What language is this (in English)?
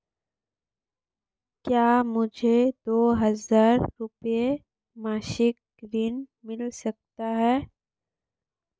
Hindi